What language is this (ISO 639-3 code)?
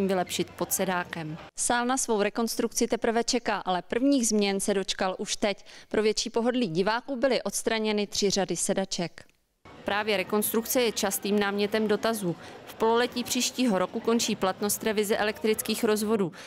ces